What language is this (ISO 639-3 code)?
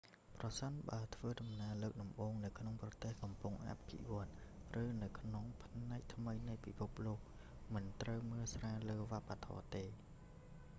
khm